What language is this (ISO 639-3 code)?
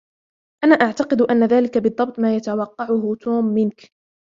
ara